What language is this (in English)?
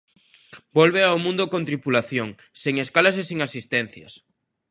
Galician